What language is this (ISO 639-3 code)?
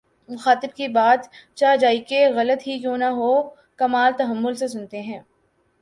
urd